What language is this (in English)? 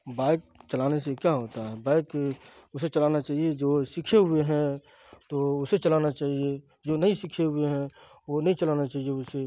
Urdu